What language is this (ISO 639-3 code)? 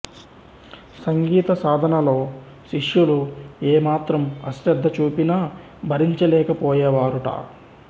tel